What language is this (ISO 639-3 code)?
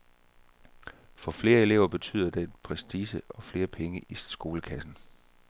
dan